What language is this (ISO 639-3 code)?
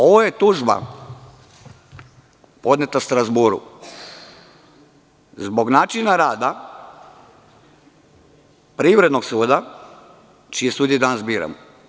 srp